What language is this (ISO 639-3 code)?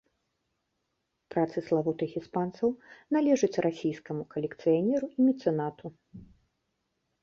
bel